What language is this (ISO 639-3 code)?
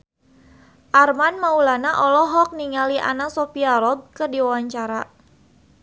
sun